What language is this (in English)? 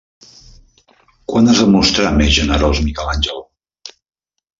Catalan